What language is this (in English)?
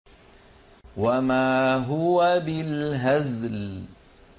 Arabic